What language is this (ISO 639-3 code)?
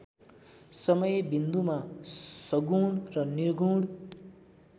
nep